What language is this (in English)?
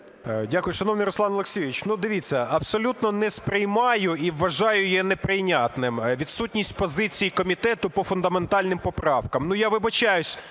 Ukrainian